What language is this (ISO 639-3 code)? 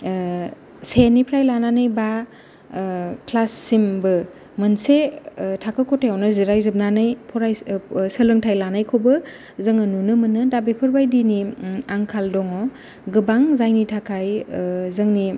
brx